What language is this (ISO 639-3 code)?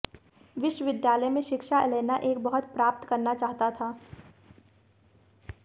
hin